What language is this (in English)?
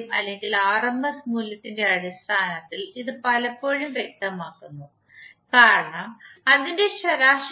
Malayalam